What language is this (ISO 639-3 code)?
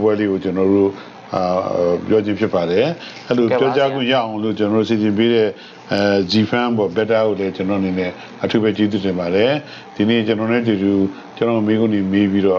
fra